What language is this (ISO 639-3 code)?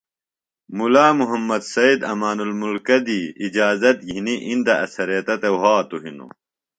phl